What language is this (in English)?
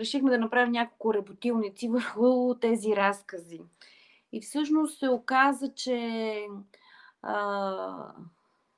Bulgarian